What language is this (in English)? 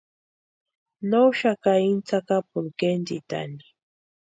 Western Highland Purepecha